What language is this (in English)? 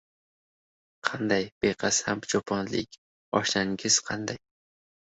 Uzbek